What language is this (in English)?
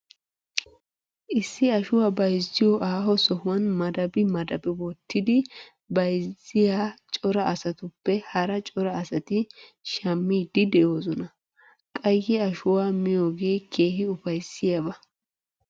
Wolaytta